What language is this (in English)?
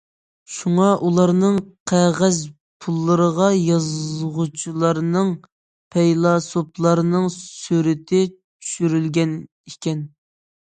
Uyghur